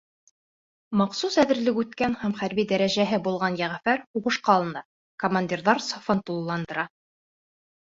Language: Bashkir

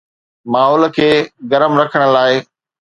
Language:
Sindhi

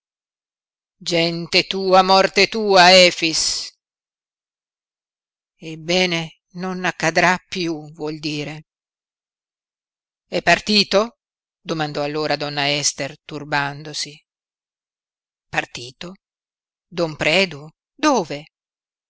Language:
Italian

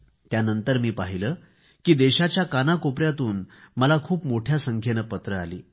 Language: Marathi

